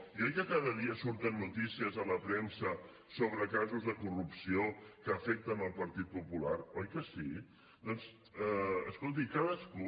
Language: Catalan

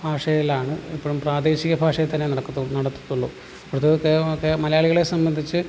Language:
Malayalam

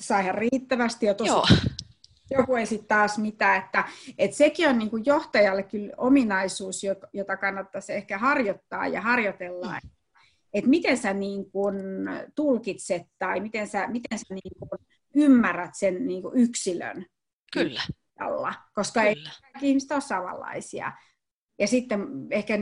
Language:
Finnish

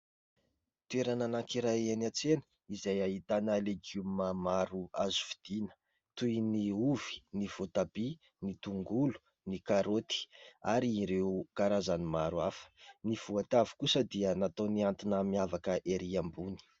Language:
Malagasy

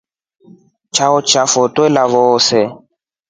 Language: Rombo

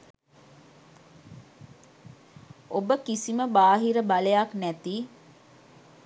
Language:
Sinhala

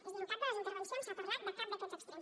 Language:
Catalan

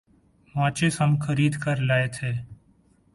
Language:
Urdu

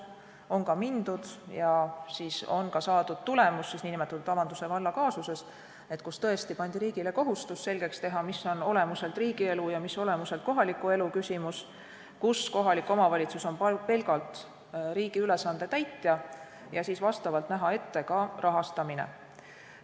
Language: Estonian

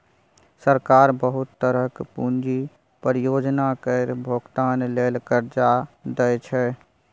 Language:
Maithili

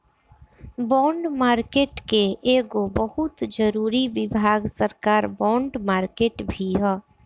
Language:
Bhojpuri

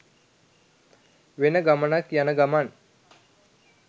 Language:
Sinhala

